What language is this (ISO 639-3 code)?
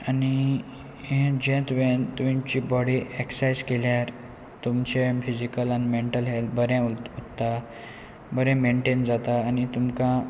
kok